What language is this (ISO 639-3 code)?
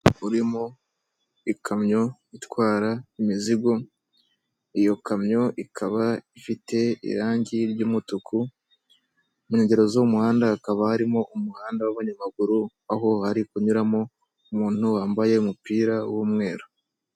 kin